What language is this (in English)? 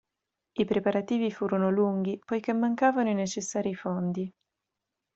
Italian